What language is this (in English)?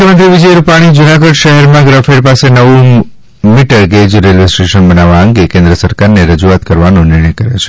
Gujarati